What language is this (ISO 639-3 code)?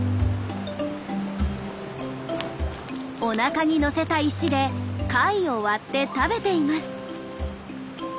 jpn